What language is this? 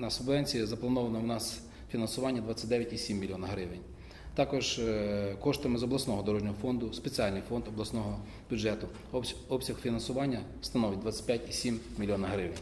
Ukrainian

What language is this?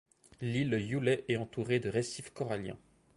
French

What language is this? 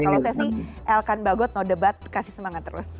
Indonesian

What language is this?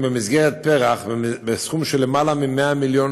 Hebrew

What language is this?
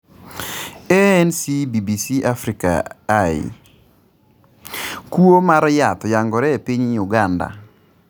Luo (Kenya and Tanzania)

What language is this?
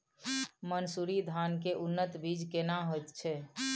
Maithili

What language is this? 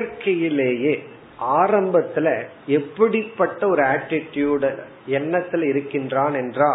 Tamil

